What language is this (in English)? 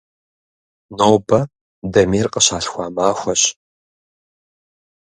Kabardian